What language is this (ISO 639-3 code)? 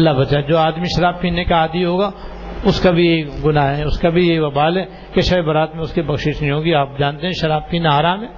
urd